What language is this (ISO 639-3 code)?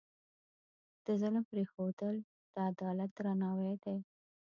pus